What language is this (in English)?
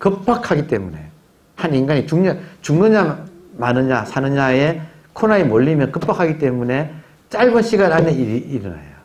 Korean